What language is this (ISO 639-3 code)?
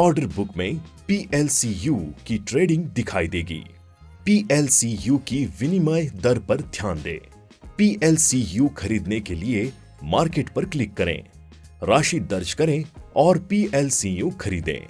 hin